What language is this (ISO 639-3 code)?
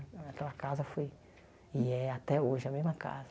por